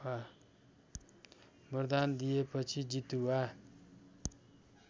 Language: Nepali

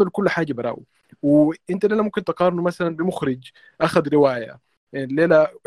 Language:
Arabic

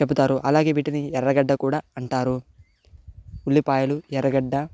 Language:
Telugu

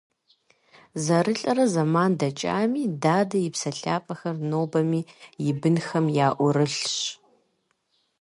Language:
Kabardian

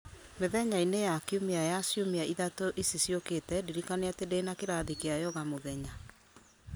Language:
Kikuyu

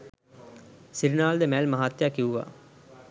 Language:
Sinhala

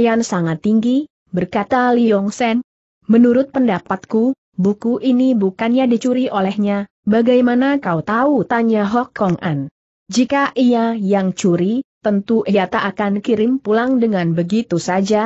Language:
Indonesian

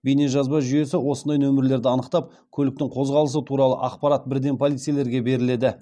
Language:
Kazakh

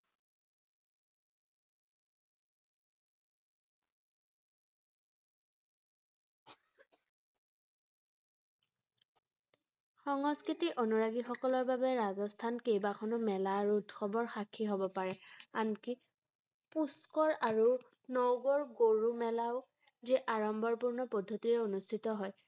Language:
Assamese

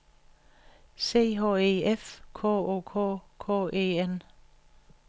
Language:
Danish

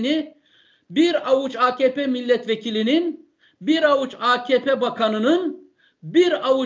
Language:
Turkish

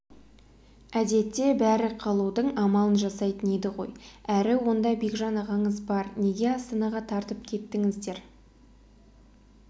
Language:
Kazakh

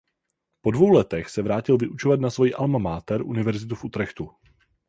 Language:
Czech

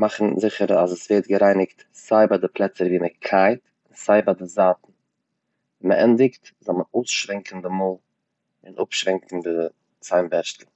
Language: Yiddish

